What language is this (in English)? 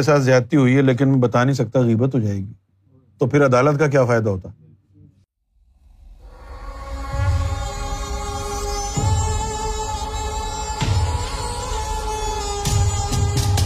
Urdu